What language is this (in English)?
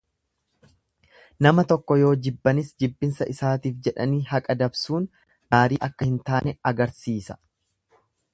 Oromo